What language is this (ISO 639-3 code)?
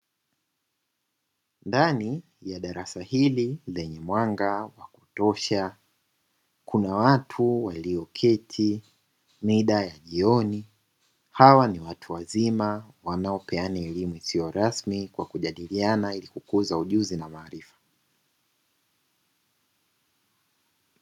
swa